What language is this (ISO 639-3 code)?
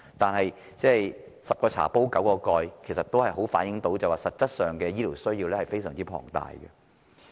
yue